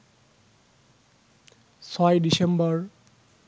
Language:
Bangla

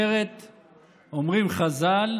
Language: Hebrew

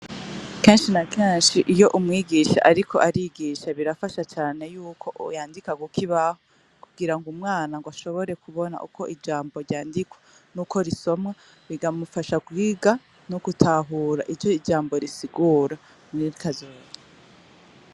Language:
Rundi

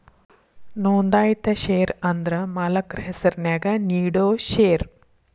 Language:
Kannada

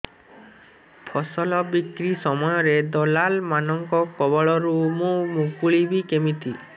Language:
Odia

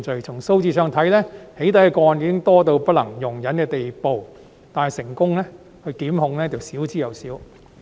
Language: Cantonese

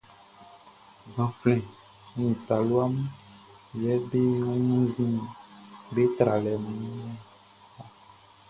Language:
Baoulé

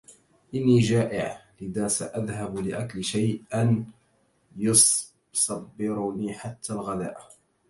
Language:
Arabic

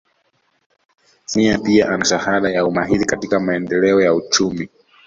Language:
Swahili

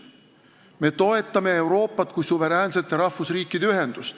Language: Estonian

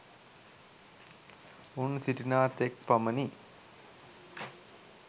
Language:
Sinhala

